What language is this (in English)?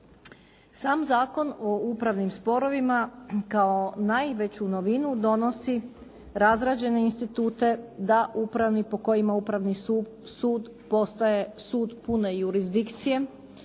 Croatian